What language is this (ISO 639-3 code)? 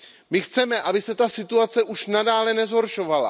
ces